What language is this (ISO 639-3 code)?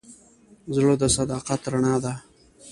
pus